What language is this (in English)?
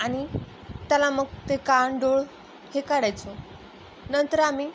Marathi